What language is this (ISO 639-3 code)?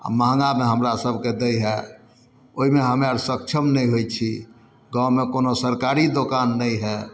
mai